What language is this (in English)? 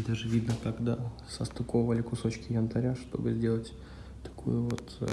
Russian